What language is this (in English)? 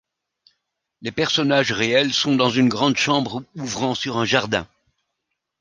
French